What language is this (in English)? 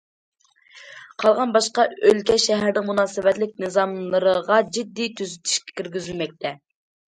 Uyghur